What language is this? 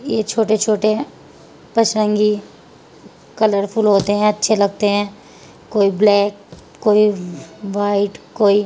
Urdu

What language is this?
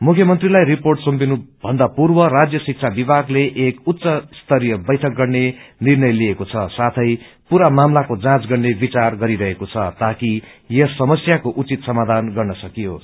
Nepali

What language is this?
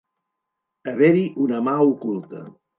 Catalan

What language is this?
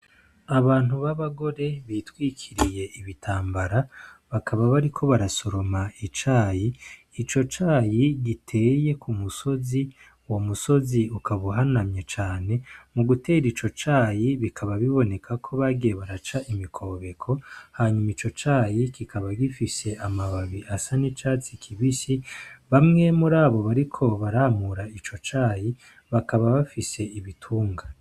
Rundi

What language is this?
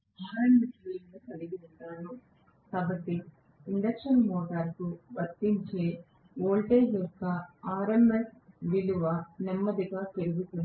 Telugu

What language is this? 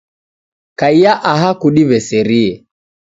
Taita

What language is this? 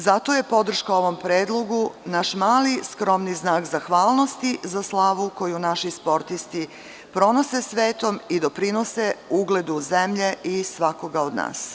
Serbian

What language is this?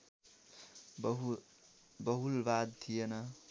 Nepali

